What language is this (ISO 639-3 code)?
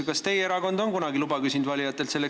est